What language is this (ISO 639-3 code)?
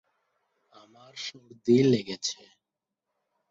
ben